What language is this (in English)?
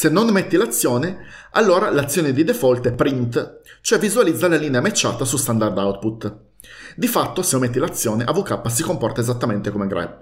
Italian